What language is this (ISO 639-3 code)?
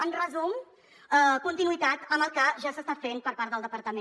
cat